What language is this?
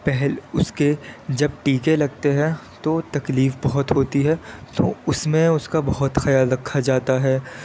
Urdu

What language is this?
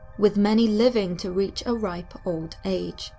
English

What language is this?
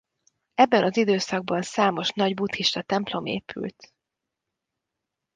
Hungarian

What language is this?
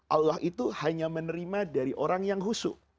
Indonesian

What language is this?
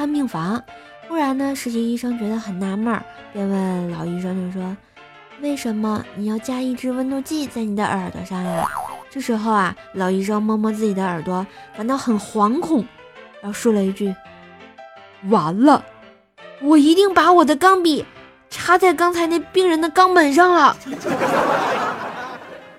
Chinese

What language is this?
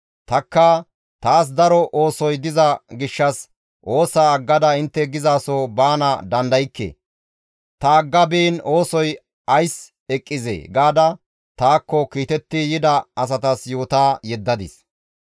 Gamo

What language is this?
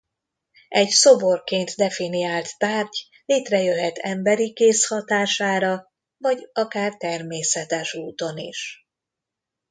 Hungarian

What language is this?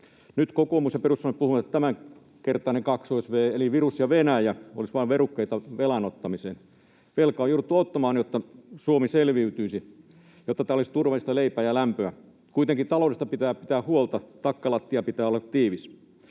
Finnish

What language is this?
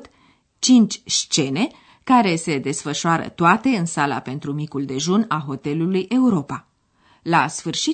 Romanian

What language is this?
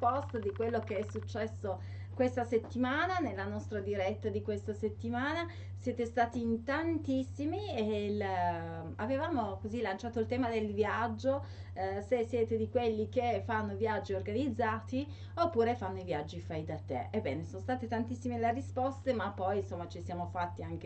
Italian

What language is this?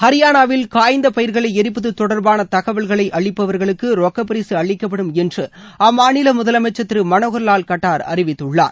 Tamil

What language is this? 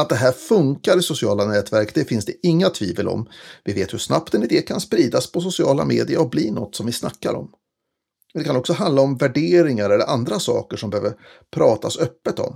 Swedish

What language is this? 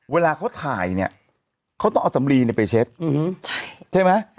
Thai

